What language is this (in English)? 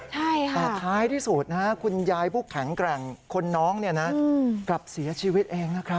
Thai